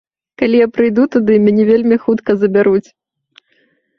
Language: Belarusian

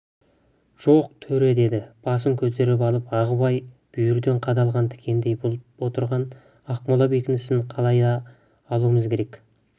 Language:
Kazakh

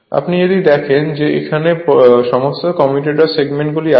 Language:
Bangla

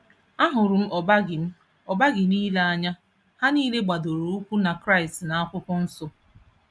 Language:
Igbo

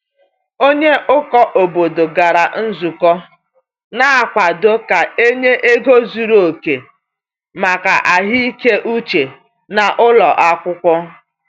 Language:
Igbo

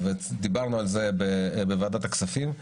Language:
Hebrew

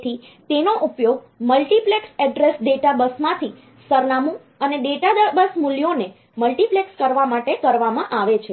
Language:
Gujarati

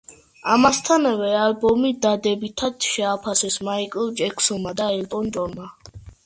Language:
Georgian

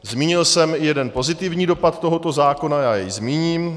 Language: Czech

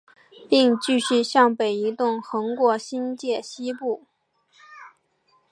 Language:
Chinese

